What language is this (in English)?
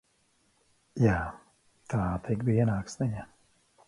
Latvian